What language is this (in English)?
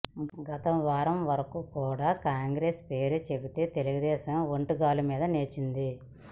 Telugu